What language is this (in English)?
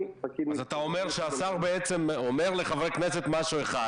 Hebrew